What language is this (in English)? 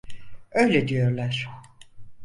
Turkish